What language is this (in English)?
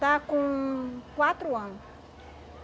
Portuguese